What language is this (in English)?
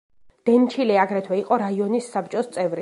Georgian